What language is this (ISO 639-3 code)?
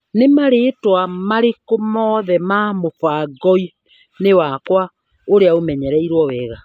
kik